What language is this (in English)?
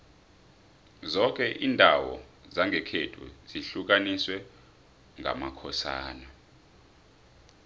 South Ndebele